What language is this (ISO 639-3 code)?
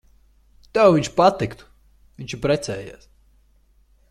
lav